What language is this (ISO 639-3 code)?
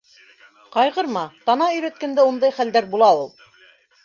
bak